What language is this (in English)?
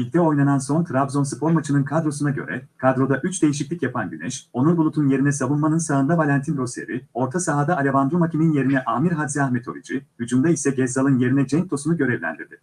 Turkish